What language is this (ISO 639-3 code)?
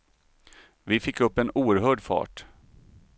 swe